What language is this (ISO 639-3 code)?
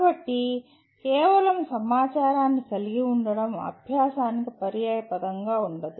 tel